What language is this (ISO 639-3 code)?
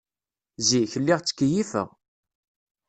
kab